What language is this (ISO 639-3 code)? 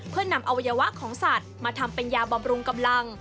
tha